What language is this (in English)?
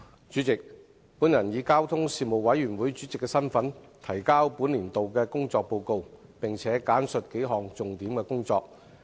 Cantonese